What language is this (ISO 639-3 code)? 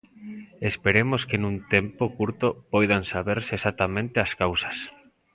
glg